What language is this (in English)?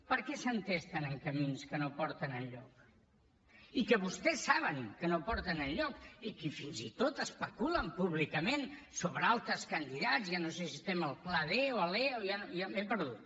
Catalan